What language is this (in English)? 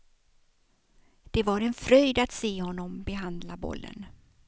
Swedish